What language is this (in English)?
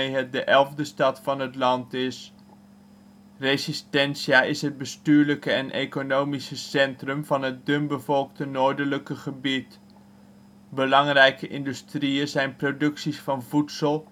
Dutch